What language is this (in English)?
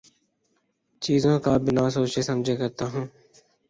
Urdu